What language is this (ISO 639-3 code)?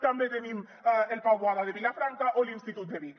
cat